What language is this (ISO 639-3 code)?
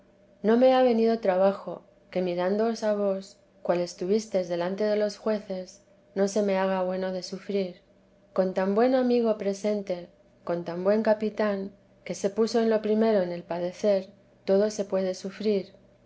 spa